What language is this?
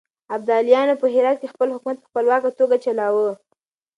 Pashto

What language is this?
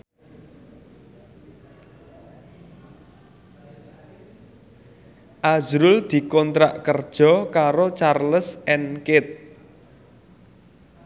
Javanese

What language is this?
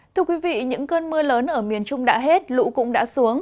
Vietnamese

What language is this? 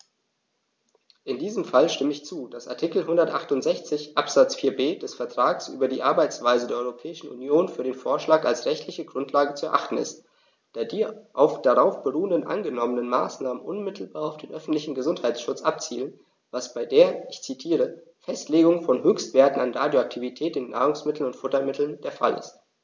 German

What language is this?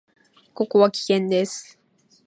Japanese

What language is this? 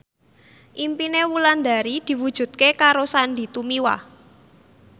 Javanese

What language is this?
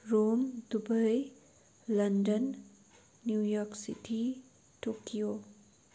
Nepali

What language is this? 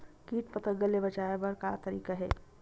Chhattisgarhi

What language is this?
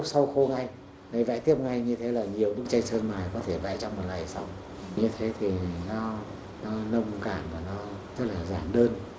Vietnamese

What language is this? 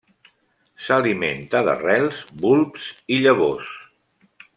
Catalan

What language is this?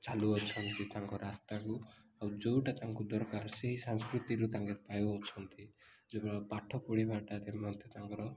Odia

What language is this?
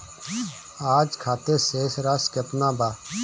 Bhojpuri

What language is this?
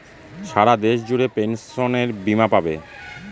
Bangla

